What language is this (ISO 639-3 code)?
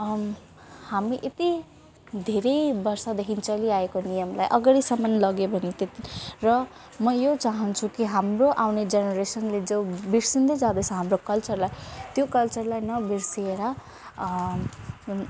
nep